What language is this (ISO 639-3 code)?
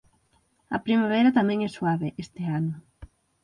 glg